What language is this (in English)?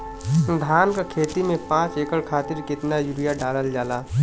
Bhojpuri